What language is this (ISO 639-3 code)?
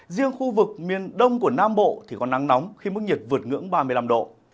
vie